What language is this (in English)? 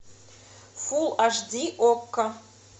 Russian